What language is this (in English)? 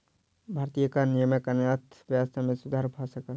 Maithili